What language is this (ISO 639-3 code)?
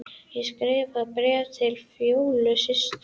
isl